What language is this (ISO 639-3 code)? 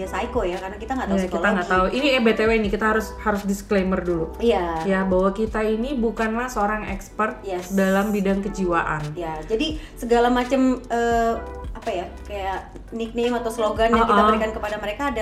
ind